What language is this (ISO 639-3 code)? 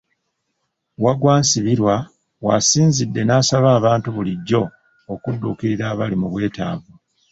lug